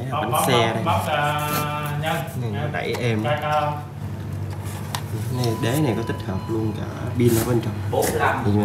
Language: Vietnamese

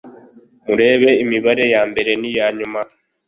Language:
Kinyarwanda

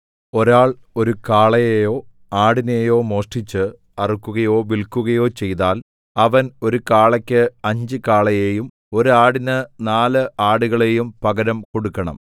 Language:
Malayalam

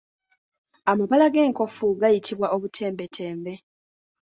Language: Ganda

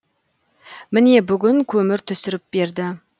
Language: Kazakh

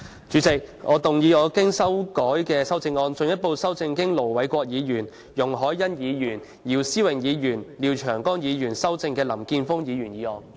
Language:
Cantonese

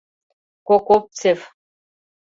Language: Mari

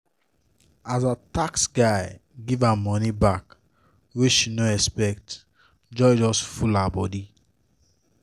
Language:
Nigerian Pidgin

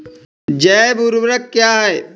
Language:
Hindi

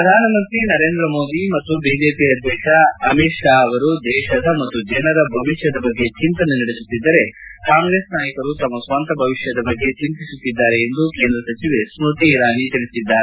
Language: Kannada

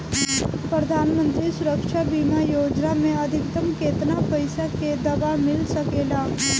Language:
Bhojpuri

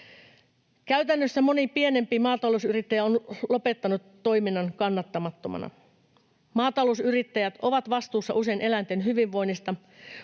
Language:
Finnish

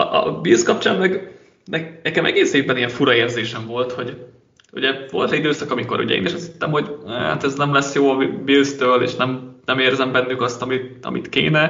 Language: Hungarian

